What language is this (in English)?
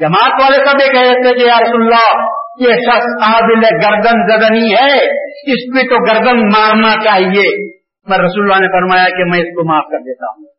Urdu